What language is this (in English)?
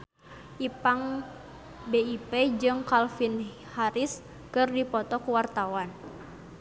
Sundanese